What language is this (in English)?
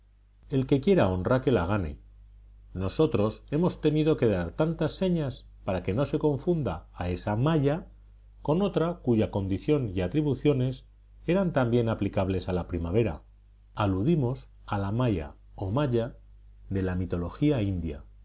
Spanish